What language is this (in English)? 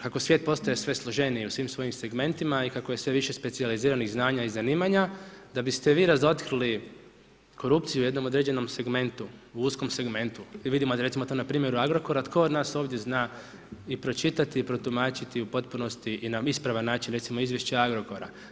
Croatian